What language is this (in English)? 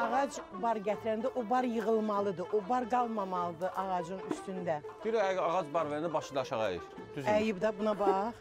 Turkish